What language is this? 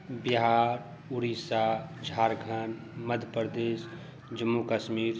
Maithili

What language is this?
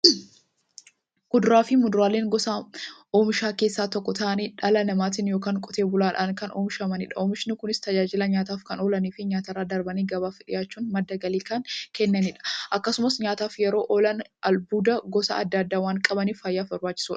Oromo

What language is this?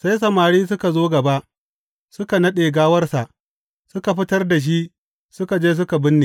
Hausa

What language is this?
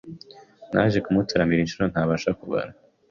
Kinyarwanda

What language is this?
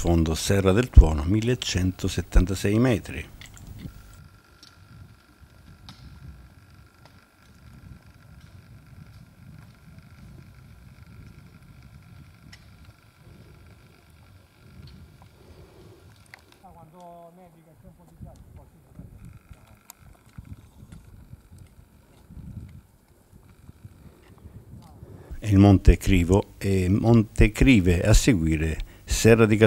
Italian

